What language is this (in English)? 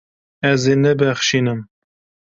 Kurdish